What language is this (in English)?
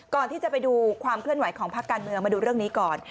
Thai